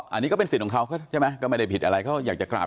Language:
Thai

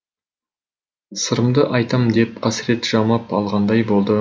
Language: Kazakh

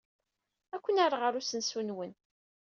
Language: Kabyle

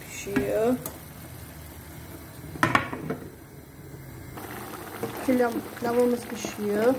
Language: Turkish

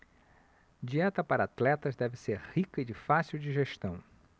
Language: Portuguese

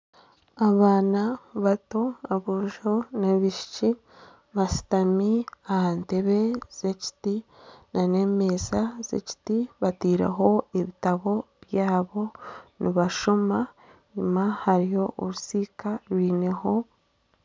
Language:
Nyankole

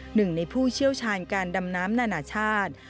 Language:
Thai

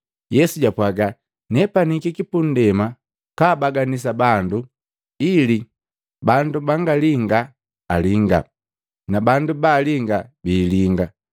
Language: Matengo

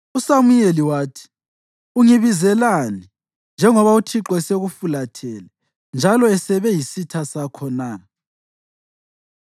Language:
North Ndebele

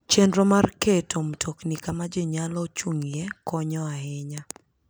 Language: Luo (Kenya and Tanzania)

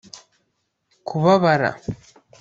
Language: Kinyarwanda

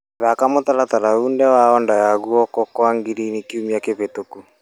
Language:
Kikuyu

